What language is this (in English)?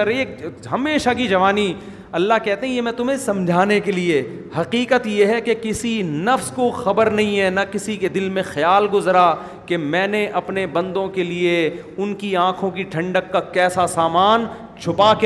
Urdu